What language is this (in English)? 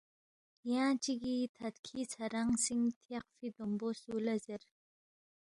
Balti